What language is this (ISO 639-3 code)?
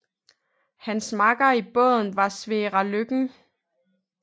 dan